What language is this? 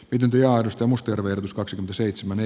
Finnish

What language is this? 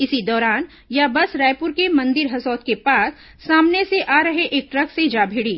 Hindi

